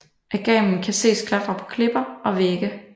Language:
Danish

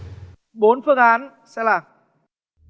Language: Vietnamese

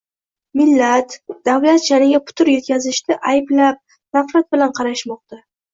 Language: Uzbek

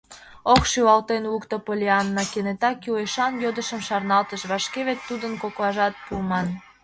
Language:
Mari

